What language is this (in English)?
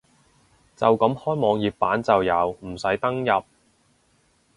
Cantonese